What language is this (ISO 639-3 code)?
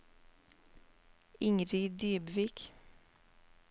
nor